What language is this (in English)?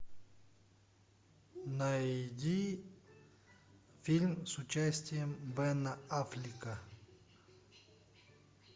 Russian